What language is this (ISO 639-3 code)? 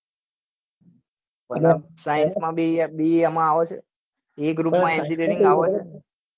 guj